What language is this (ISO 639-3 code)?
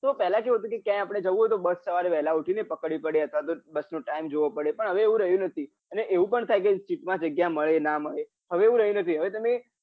guj